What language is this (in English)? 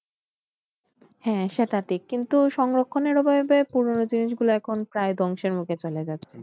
Bangla